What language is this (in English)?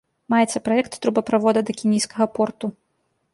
Belarusian